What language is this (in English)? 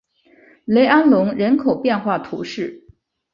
Chinese